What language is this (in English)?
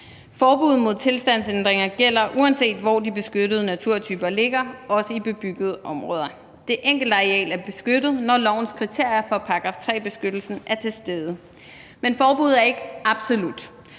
Danish